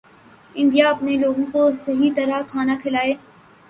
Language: Urdu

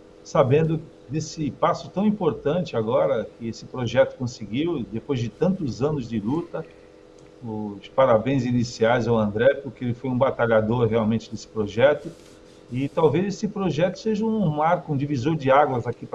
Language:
Portuguese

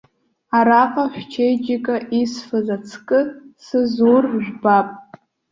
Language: Abkhazian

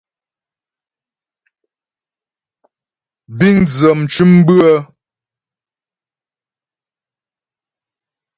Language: Ghomala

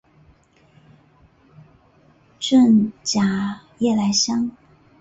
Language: Chinese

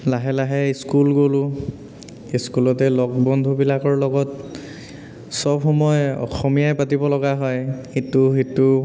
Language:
Assamese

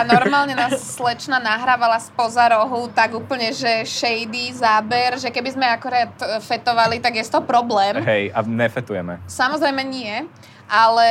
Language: Slovak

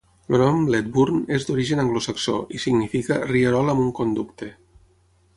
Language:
Catalan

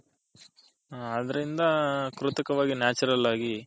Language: Kannada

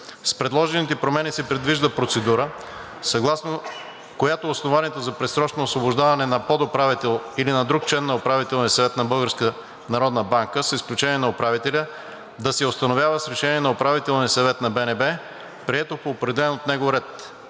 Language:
Bulgarian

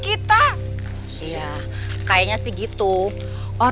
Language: Indonesian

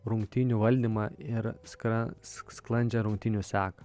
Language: Lithuanian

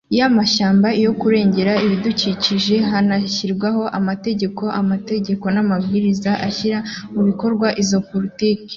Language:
Kinyarwanda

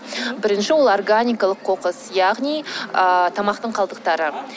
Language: Kazakh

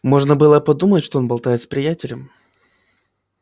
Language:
Russian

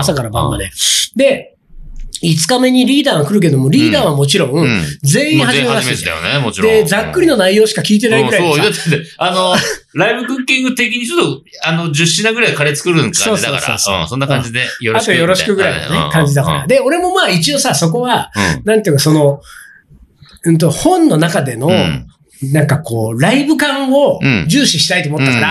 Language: Japanese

